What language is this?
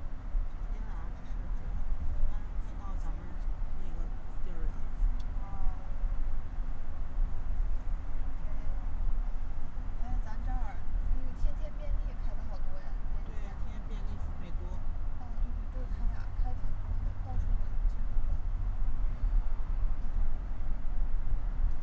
Chinese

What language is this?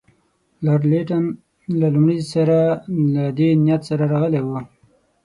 Pashto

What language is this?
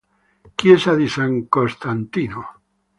Italian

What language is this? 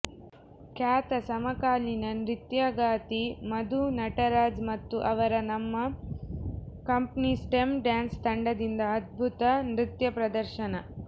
Kannada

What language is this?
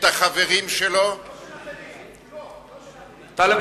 Hebrew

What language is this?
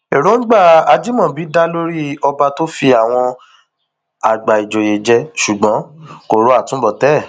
Yoruba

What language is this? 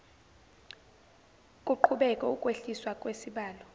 Zulu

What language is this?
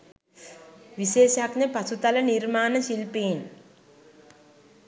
Sinhala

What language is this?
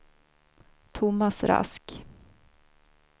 Swedish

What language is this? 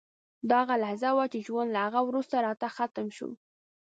Pashto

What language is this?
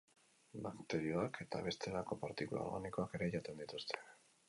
Basque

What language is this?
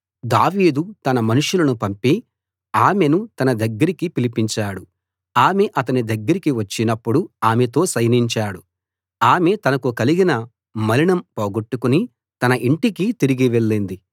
Telugu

